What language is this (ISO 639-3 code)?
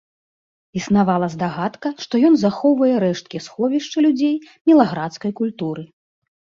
bel